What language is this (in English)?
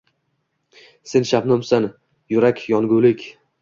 Uzbek